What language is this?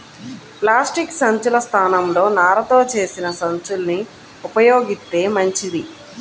Telugu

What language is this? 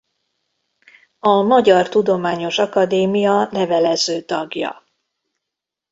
Hungarian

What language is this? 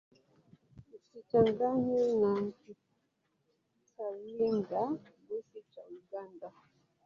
Swahili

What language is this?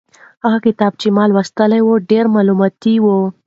Pashto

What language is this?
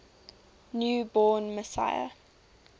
English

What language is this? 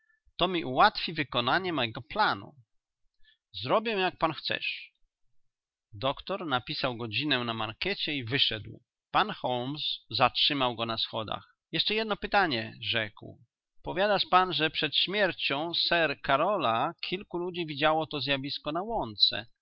Polish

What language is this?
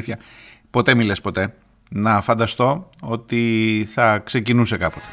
Greek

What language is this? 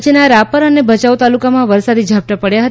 Gujarati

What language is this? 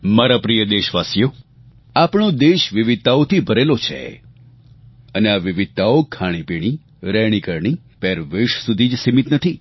Gujarati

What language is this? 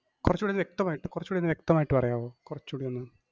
Malayalam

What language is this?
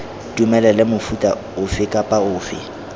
Tswana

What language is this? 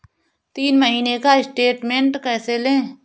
Hindi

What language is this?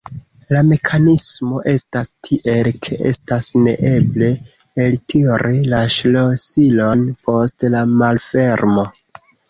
Esperanto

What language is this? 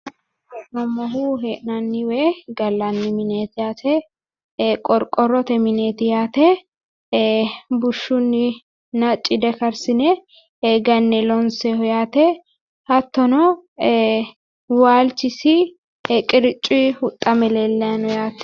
Sidamo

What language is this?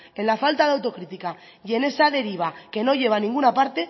Spanish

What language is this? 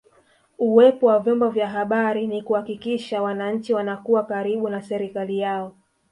Swahili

